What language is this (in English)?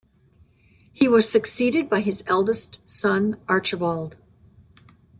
English